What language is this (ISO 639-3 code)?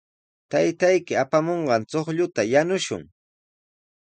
qws